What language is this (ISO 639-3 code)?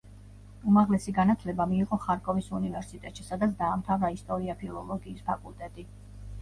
kat